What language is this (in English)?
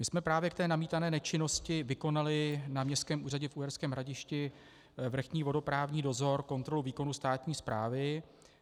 Czech